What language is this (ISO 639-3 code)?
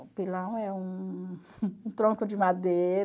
por